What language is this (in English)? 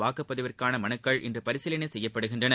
Tamil